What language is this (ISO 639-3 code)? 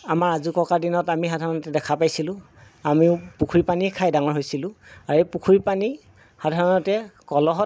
asm